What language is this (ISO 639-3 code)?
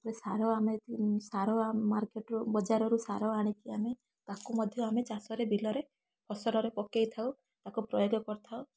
ori